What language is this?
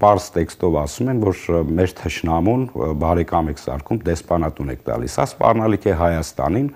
Romanian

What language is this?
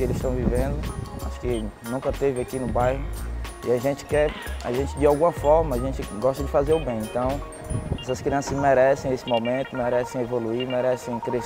Portuguese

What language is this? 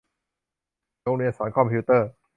Thai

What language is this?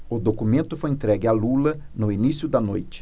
Portuguese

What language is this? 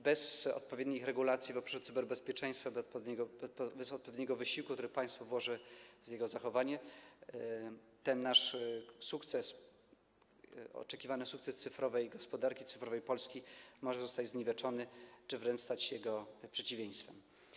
Polish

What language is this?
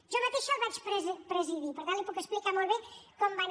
Catalan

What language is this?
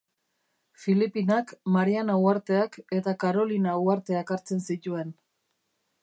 Basque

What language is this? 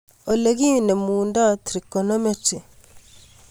Kalenjin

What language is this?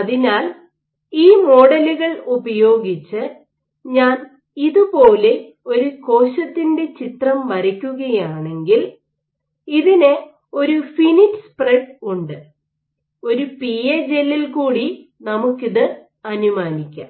Malayalam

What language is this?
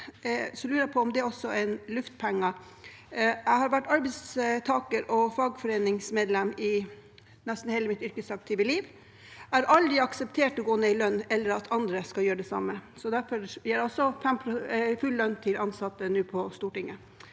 Norwegian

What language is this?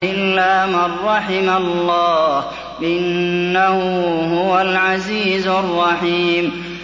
Arabic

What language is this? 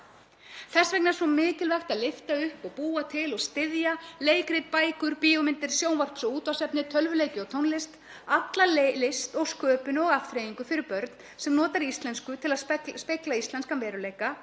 Icelandic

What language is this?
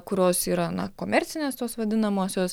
Lithuanian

